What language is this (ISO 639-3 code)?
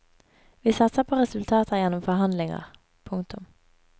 nor